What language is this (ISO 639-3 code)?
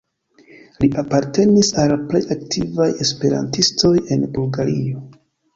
epo